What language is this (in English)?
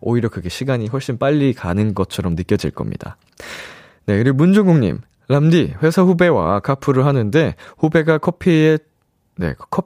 Korean